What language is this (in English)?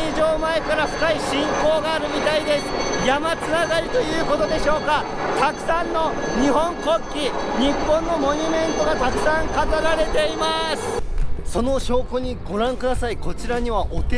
Japanese